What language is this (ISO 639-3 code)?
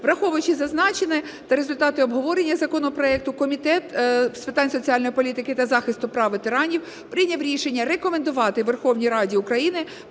ukr